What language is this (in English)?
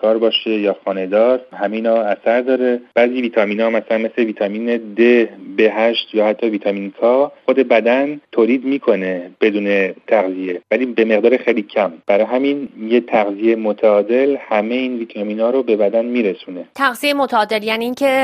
Persian